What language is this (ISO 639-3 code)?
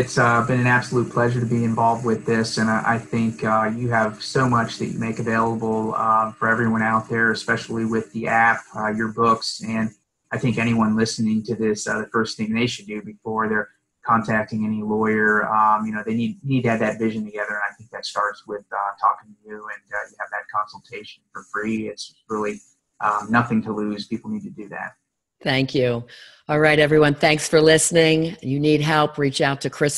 eng